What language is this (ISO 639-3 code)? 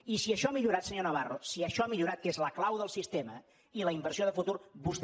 cat